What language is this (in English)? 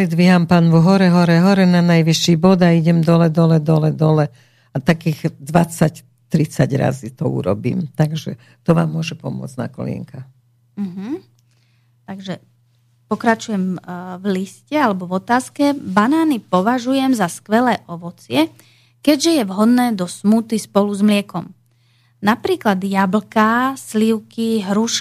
Slovak